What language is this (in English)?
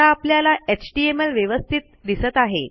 Marathi